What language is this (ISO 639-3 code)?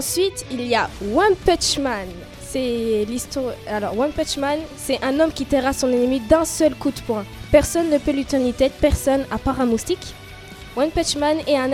fra